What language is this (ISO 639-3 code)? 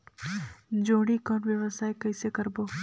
hne